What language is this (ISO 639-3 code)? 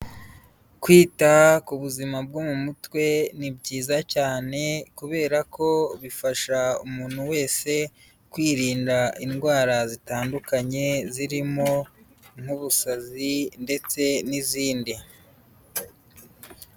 kin